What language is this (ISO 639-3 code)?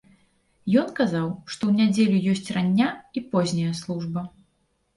bel